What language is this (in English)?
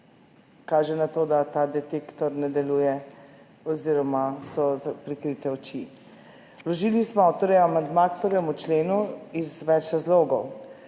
Slovenian